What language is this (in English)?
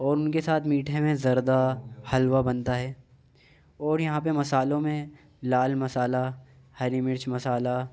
Urdu